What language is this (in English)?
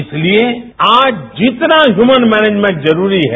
Hindi